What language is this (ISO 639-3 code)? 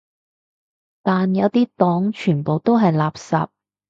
yue